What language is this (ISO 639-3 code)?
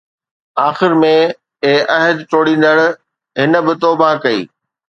snd